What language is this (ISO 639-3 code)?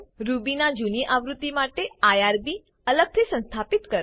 guj